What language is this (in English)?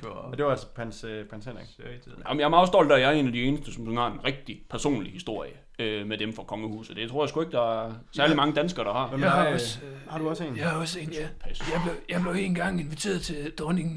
Danish